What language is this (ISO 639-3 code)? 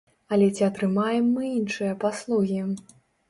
bel